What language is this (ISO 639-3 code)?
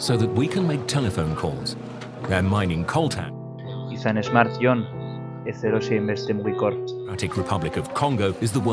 eus